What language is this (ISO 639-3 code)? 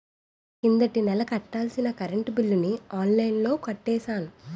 tel